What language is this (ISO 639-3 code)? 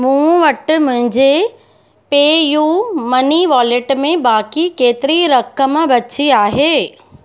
snd